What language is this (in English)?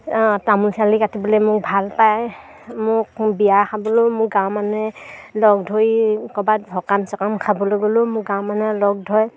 Assamese